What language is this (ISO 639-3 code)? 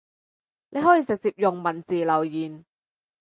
yue